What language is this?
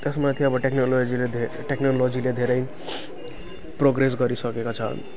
Nepali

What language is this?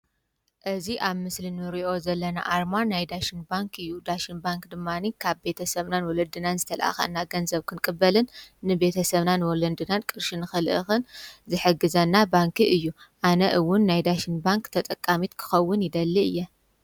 Tigrinya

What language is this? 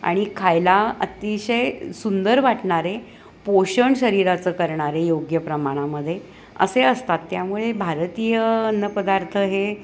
Marathi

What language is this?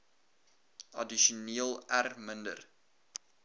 Afrikaans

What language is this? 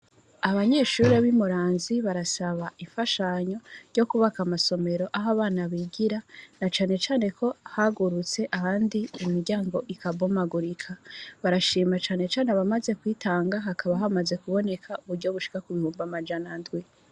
Rundi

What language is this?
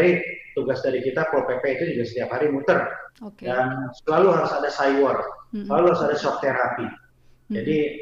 Indonesian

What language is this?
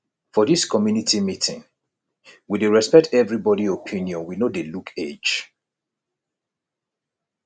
Nigerian Pidgin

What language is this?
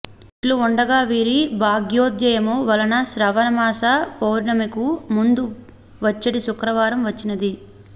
Telugu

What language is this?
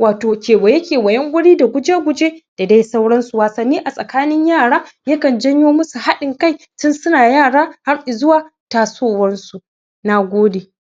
Hausa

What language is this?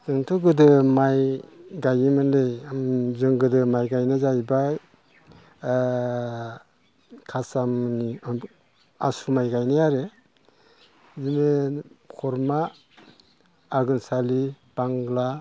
Bodo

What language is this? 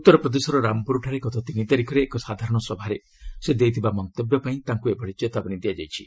Odia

